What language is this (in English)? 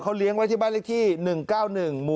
Thai